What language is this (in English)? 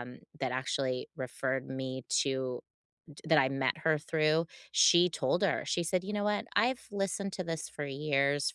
English